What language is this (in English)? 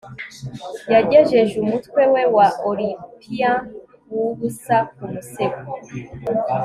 Kinyarwanda